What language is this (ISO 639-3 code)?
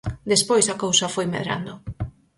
glg